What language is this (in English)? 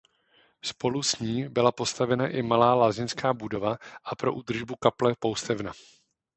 Czech